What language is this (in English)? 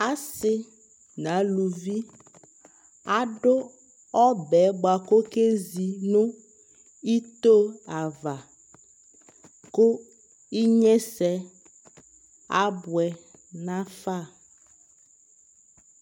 Ikposo